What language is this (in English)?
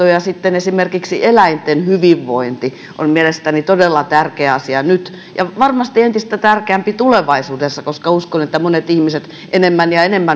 Finnish